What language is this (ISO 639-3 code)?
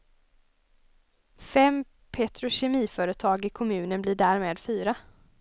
swe